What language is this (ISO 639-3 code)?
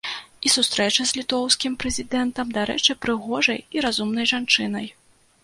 bel